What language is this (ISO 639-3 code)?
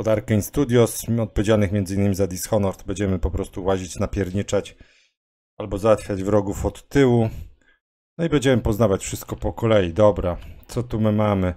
pol